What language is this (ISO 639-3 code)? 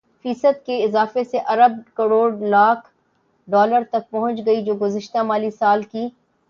urd